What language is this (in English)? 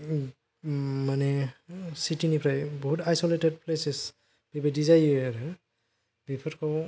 Bodo